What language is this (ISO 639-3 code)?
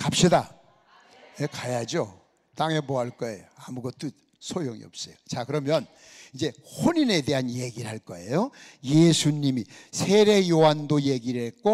kor